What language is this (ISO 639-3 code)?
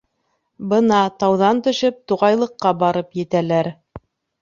bak